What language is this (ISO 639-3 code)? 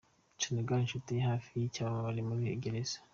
kin